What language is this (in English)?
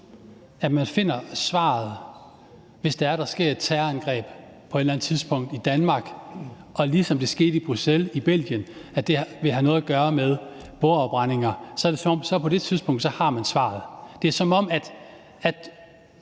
Danish